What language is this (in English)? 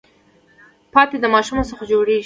Pashto